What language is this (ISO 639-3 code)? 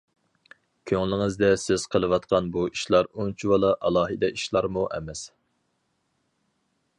uig